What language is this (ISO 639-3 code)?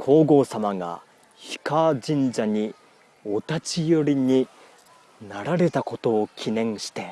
jpn